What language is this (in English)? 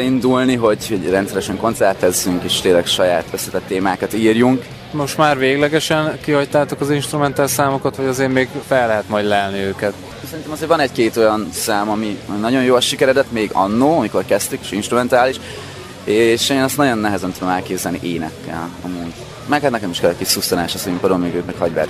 Hungarian